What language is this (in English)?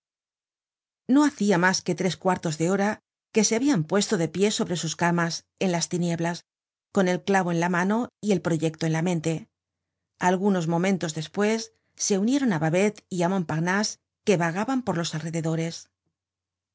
Spanish